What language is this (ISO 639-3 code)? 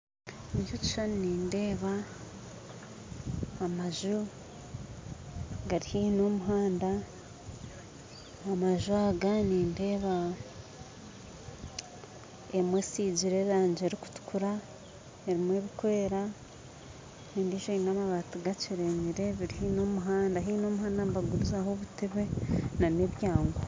nyn